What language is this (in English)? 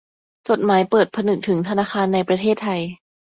Thai